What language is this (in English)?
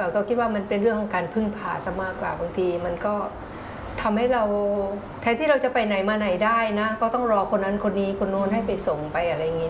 Thai